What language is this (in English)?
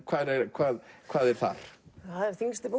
Icelandic